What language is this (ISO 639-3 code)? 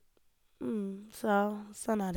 nor